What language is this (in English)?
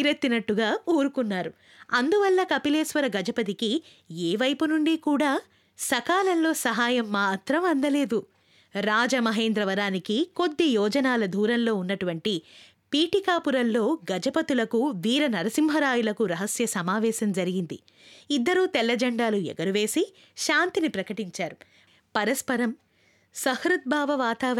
Telugu